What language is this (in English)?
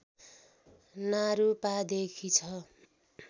Nepali